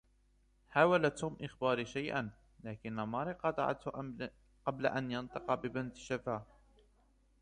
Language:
Arabic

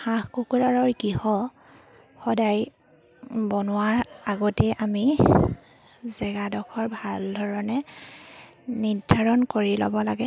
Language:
Assamese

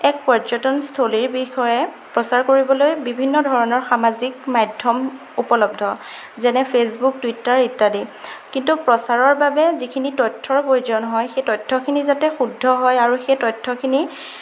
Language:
Assamese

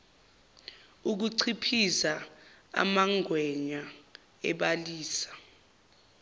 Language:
Zulu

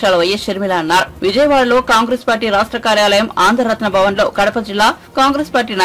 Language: Telugu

